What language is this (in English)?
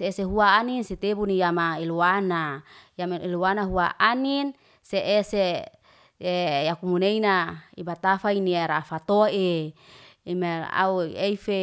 Liana-Seti